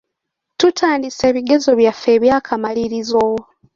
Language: Ganda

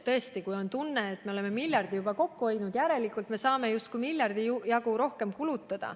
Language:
Estonian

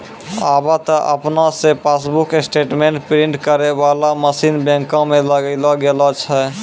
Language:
Maithili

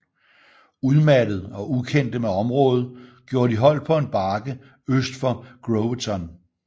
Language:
Danish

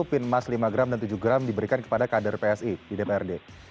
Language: Indonesian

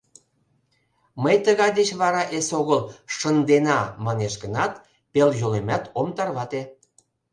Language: Mari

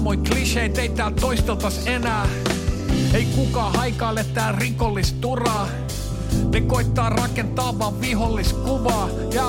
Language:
Finnish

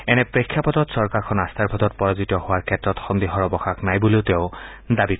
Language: Assamese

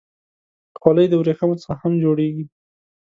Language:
Pashto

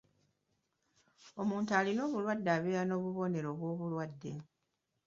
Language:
Ganda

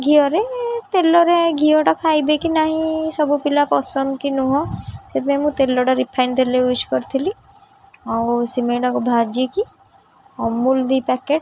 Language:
Odia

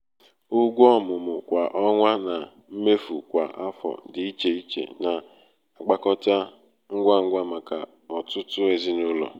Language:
Igbo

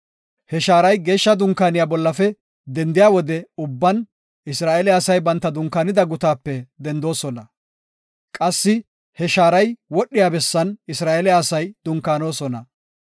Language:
Gofa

